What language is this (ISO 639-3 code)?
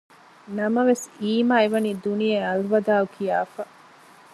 div